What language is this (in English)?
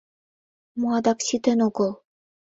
Mari